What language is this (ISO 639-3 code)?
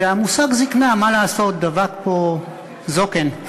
heb